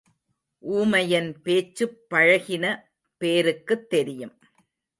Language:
Tamil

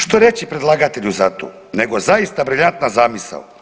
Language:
Croatian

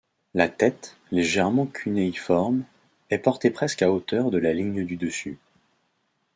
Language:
French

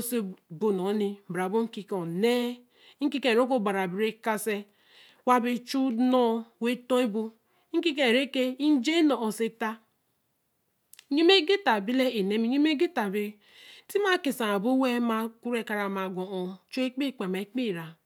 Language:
Eleme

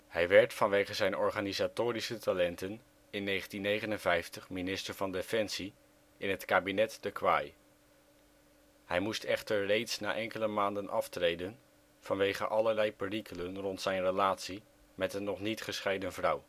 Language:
Dutch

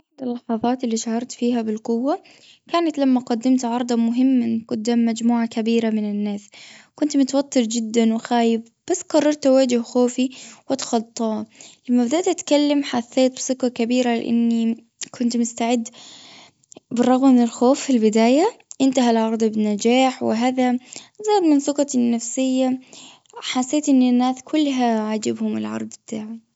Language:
Gulf Arabic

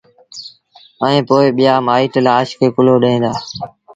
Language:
Sindhi Bhil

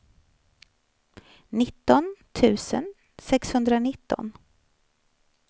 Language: Swedish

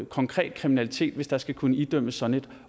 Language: Danish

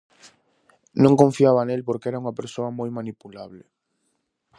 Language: Galician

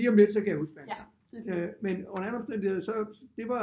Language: Danish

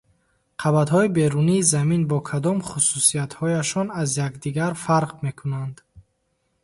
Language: Tajik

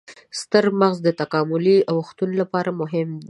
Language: Pashto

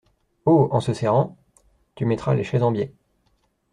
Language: French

